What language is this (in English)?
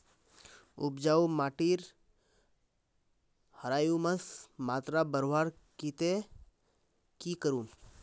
Magahi